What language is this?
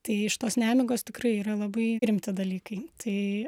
Lithuanian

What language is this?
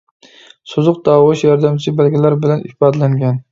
Uyghur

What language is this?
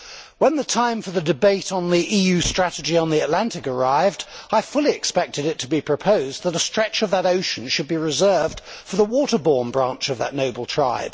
English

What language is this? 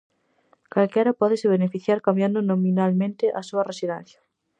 Galician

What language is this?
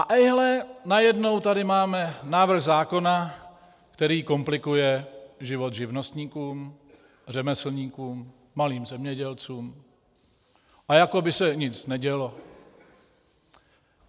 Czech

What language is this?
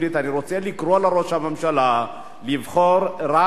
Hebrew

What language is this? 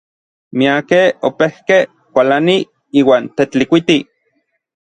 Orizaba Nahuatl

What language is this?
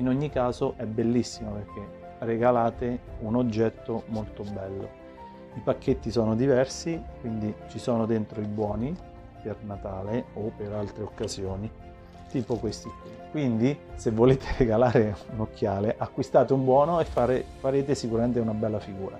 Italian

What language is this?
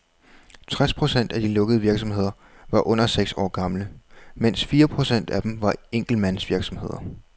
Danish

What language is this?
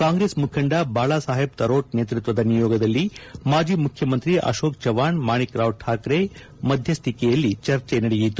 Kannada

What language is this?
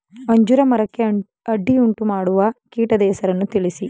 Kannada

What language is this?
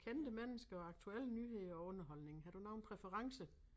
Danish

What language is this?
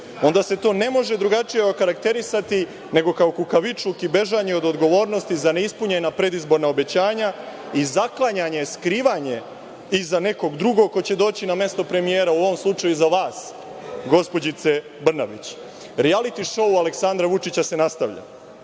Serbian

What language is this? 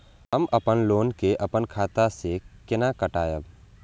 Maithili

